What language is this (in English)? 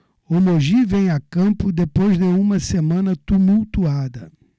Portuguese